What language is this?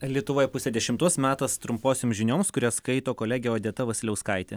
Lithuanian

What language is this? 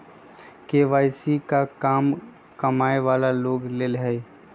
Magahi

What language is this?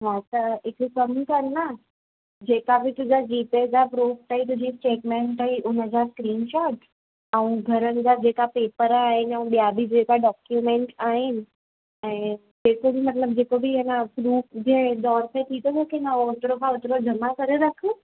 Sindhi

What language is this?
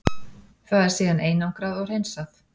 Icelandic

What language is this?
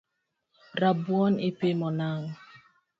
Luo (Kenya and Tanzania)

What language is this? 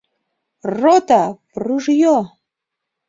Mari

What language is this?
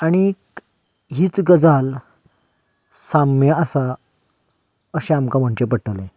Konkani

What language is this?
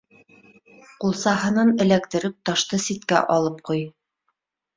Bashkir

